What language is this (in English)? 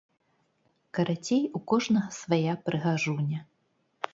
Belarusian